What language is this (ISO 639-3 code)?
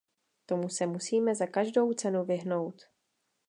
ces